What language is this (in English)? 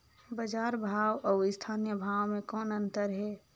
Chhattisgarhi